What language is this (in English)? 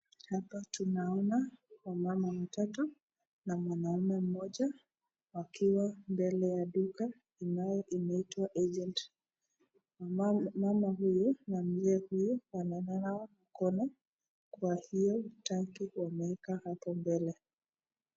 Swahili